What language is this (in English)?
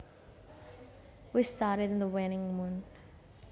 Javanese